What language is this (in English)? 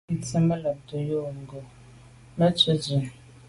Medumba